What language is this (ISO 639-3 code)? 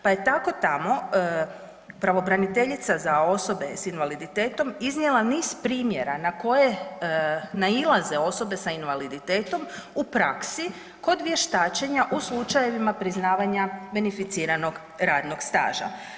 hrv